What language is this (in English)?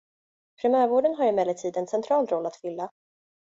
Swedish